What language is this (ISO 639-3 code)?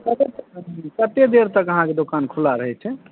mai